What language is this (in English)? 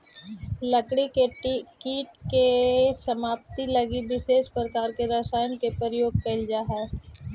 Magahi